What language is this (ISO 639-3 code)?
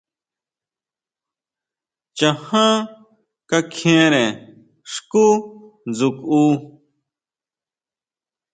mau